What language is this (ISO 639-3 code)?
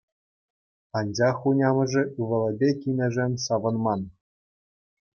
chv